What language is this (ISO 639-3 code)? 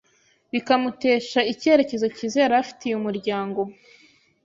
kin